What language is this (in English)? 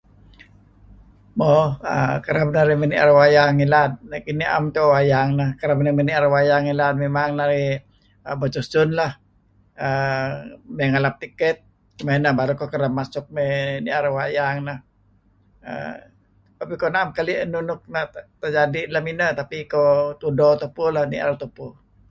Kelabit